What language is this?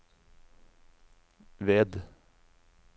Norwegian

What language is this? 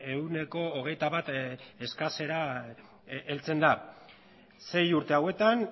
Basque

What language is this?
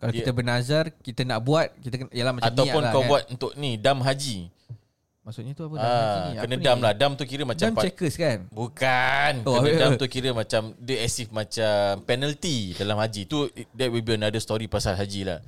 Malay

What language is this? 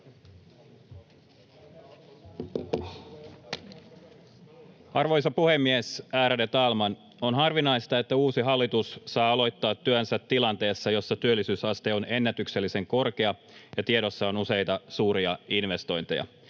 Finnish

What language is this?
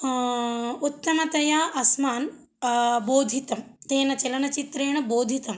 Sanskrit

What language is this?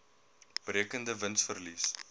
Afrikaans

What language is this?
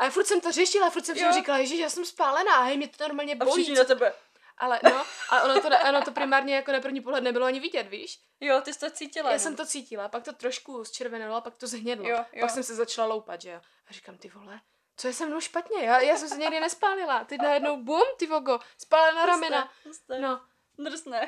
Czech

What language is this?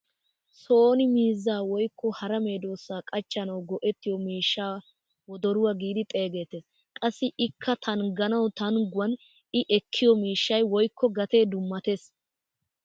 Wolaytta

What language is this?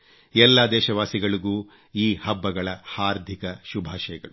Kannada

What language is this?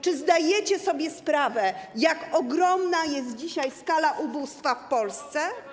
Polish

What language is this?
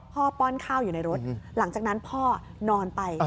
Thai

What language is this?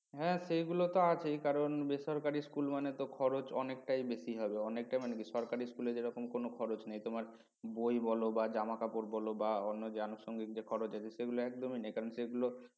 Bangla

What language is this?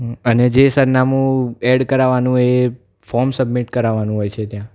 Gujarati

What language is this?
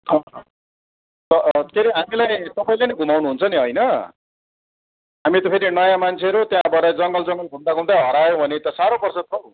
Nepali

